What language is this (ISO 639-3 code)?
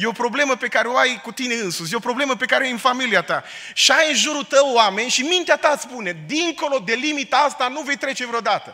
ron